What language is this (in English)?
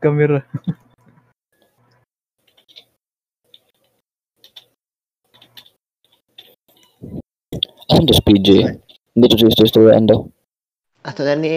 Filipino